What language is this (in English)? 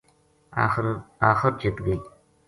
Gujari